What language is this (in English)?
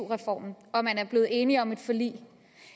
Danish